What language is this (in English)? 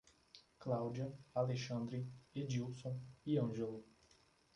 Portuguese